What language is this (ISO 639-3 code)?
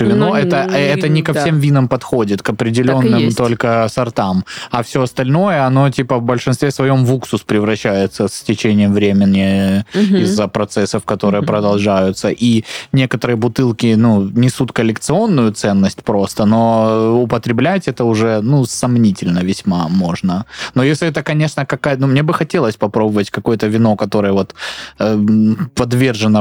rus